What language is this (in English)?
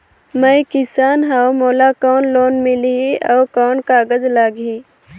Chhattisgarhi